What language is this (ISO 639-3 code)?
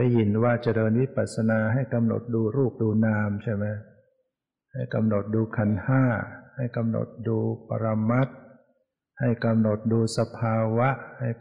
tha